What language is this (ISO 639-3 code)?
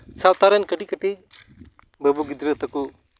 sat